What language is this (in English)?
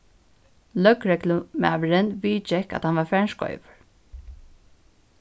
Faroese